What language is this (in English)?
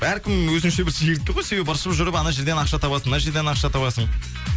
Kazakh